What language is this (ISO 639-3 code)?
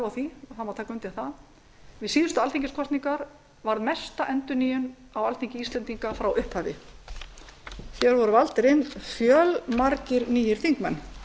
isl